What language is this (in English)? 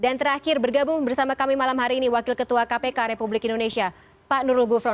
Indonesian